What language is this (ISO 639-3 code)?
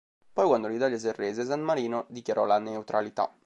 ita